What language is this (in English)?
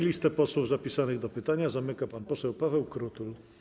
Polish